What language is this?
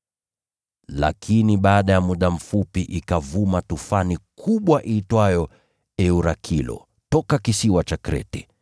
Swahili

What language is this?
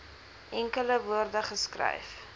Afrikaans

